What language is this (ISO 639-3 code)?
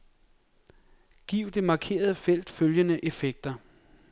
dan